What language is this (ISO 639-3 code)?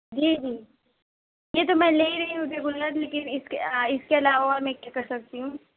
urd